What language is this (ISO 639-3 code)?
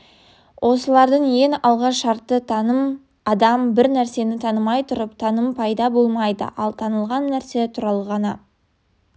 kaz